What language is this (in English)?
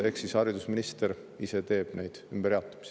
Estonian